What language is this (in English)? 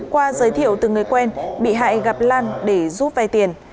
Vietnamese